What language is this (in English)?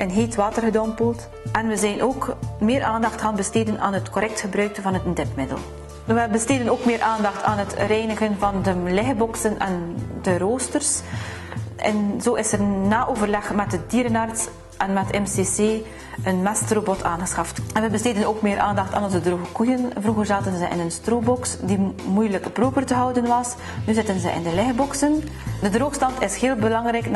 Dutch